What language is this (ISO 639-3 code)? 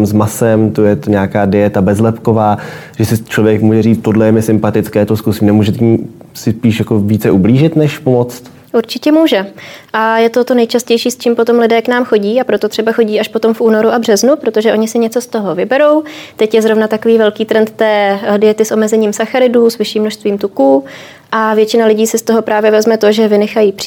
ces